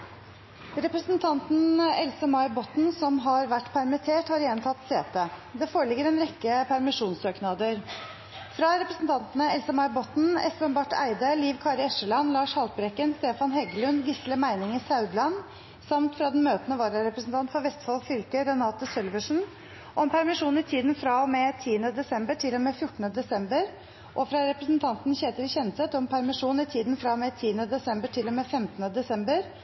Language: Norwegian Bokmål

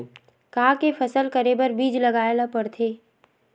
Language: Chhattisgarhi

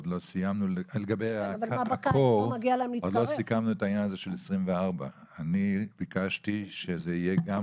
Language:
Hebrew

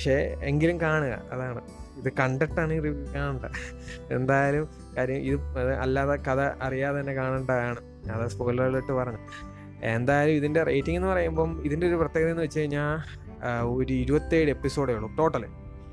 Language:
Malayalam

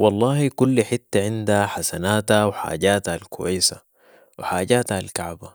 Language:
Sudanese Arabic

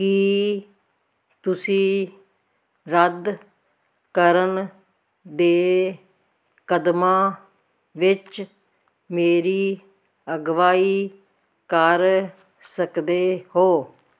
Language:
Punjabi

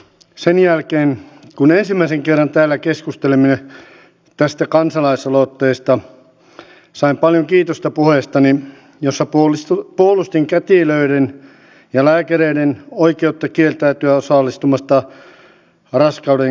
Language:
Finnish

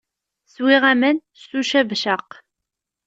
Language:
Kabyle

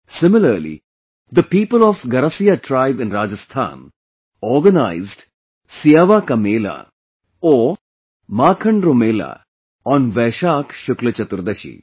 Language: English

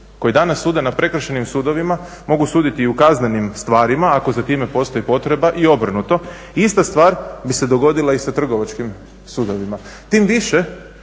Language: Croatian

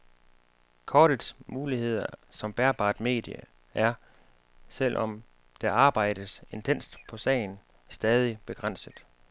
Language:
Danish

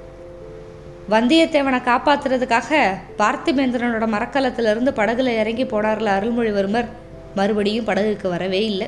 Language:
Tamil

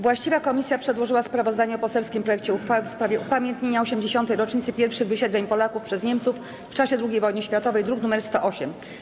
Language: Polish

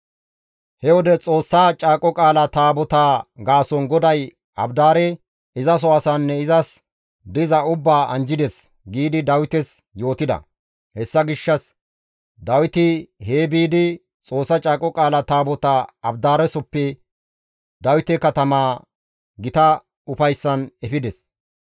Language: Gamo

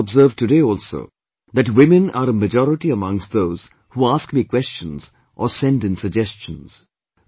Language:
English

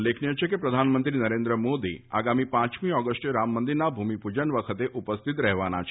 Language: Gujarati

